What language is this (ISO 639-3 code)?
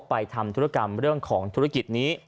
tha